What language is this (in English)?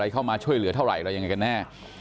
Thai